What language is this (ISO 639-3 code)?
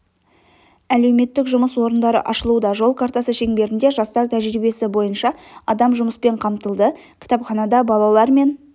kaz